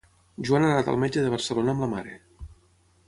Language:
Catalan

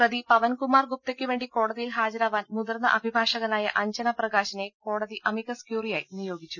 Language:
Malayalam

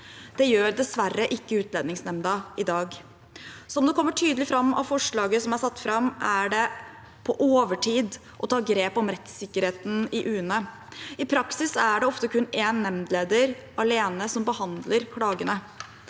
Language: Norwegian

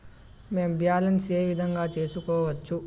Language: Telugu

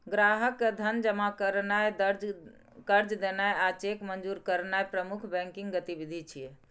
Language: Maithili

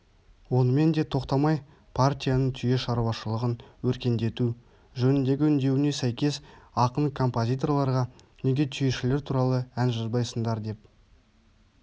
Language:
Kazakh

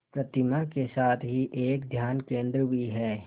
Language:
Hindi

